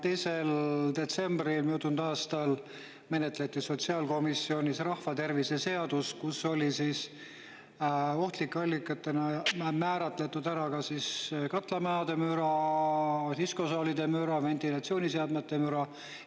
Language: Estonian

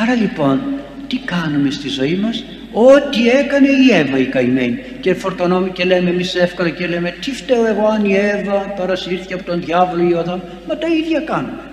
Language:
Greek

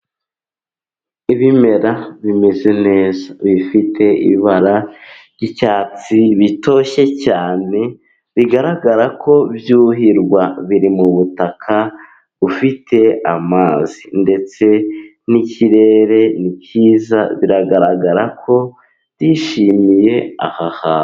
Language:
Kinyarwanda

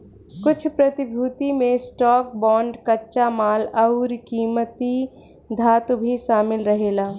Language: Bhojpuri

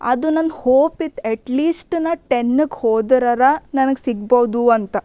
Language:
Kannada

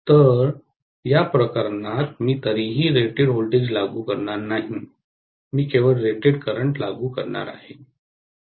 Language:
Marathi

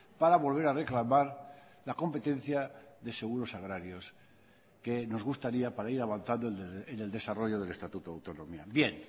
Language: Spanish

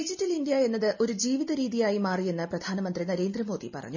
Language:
Malayalam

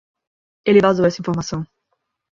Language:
Portuguese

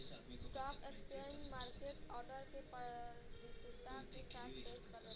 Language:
Bhojpuri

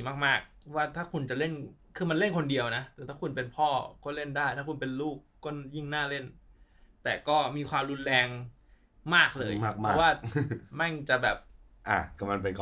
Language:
Thai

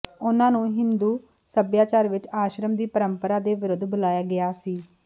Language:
Punjabi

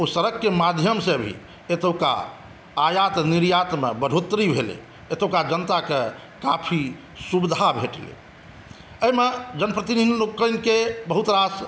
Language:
Maithili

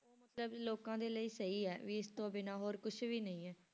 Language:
Punjabi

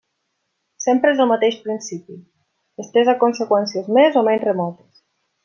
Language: Catalan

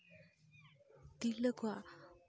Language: Santali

